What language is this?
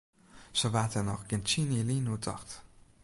Western Frisian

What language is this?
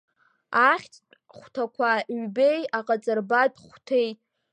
Abkhazian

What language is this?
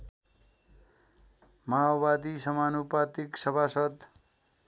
Nepali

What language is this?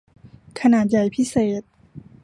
Thai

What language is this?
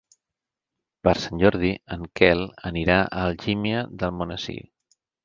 Catalan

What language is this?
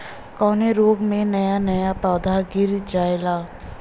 Bhojpuri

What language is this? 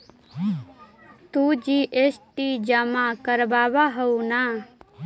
Magahi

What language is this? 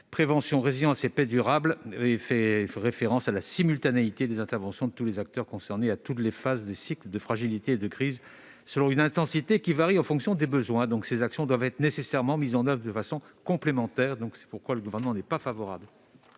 French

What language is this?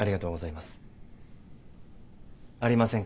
Japanese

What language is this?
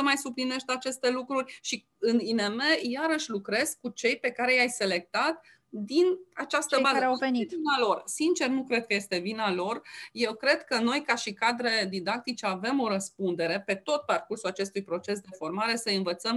Romanian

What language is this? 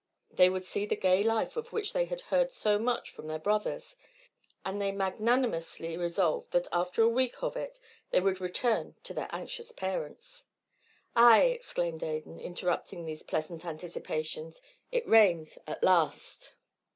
English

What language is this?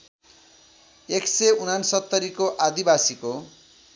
Nepali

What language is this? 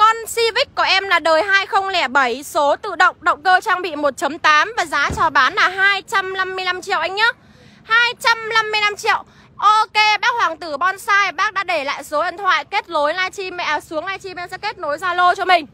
Vietnamese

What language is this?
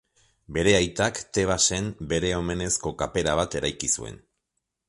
Basque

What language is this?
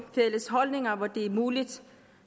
Danish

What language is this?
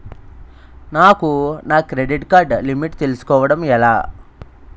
Telugu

